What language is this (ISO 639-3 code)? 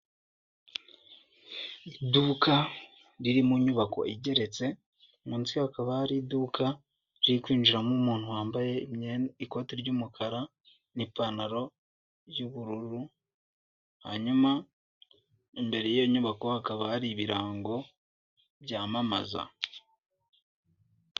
kin